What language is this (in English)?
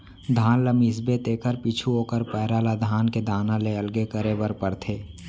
Chhattisgarhi